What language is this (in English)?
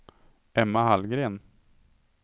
Swedish